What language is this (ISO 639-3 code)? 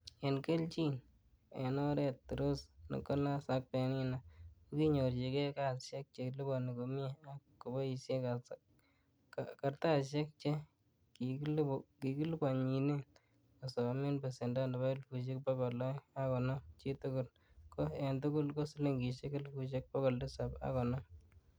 kln